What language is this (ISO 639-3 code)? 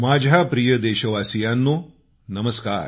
mar